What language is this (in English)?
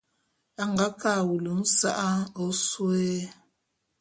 Bulu